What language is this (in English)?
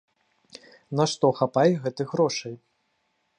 Belarusian